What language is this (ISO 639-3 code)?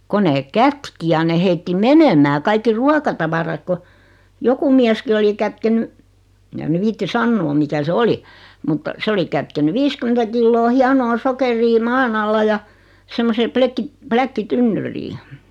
fin